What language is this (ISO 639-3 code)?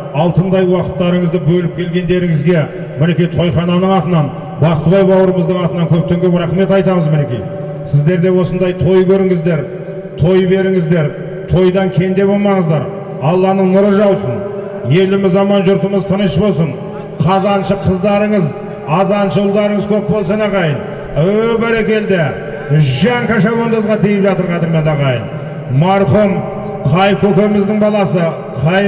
tur